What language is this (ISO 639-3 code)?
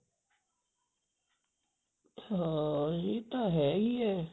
pan